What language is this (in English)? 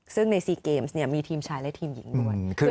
Thai